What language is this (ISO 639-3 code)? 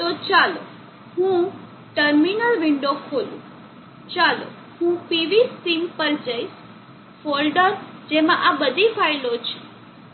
guj